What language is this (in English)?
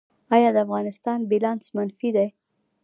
Pashto